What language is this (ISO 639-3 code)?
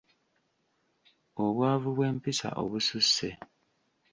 lug